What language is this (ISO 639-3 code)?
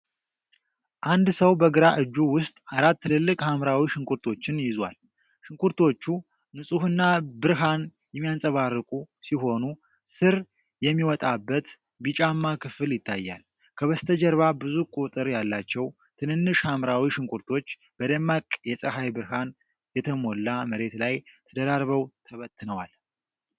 amh